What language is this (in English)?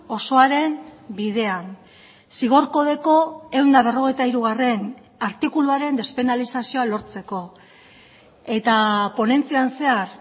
Basque